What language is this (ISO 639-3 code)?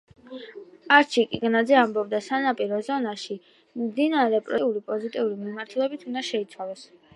kat